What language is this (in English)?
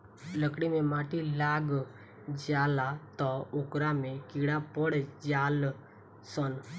Bhojpuri